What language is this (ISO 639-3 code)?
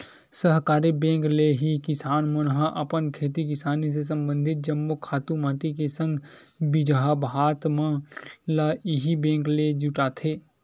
hne